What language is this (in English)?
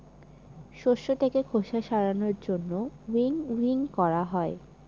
Bangla